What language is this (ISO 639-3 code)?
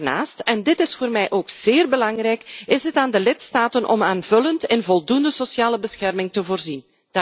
nld